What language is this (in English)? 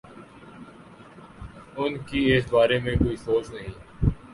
Urdu